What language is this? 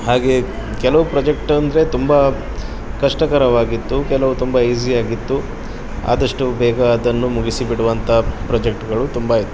Kannada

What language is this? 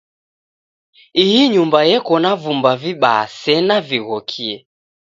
Taita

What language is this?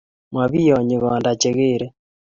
Kalenjin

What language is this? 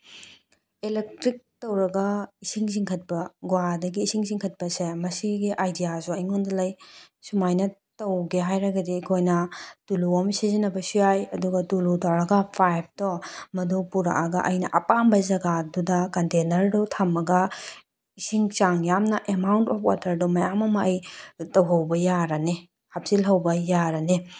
Manipuri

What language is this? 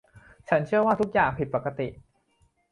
Thai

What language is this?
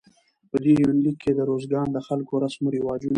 Pashto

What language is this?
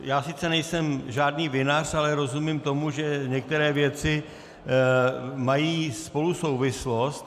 Czech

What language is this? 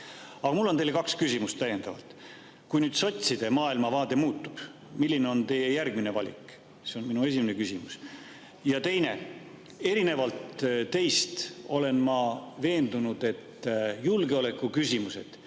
Estonian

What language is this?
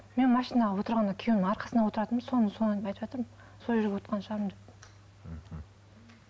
Kazakh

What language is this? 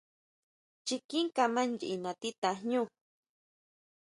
Huautla Mazatec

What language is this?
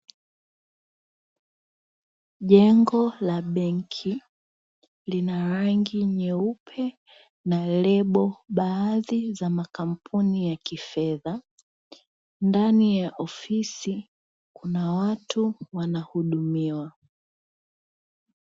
Swahili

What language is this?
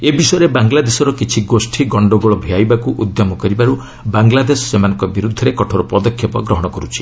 Odia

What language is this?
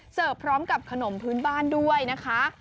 Thai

